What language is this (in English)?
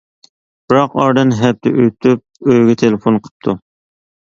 Uyghur